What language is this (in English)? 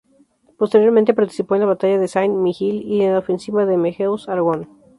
Spanish